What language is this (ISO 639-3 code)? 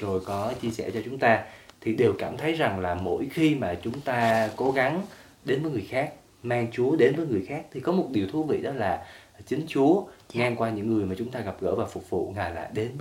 vie